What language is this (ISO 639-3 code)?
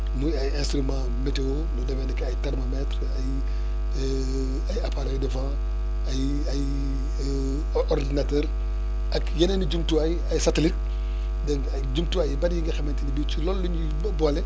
wol